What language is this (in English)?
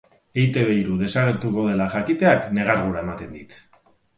Basque